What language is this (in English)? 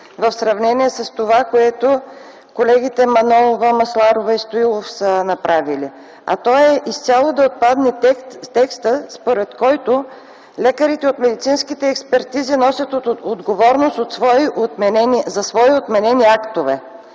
Bulgarian